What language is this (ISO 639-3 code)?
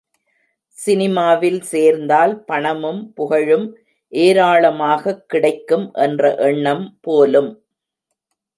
tam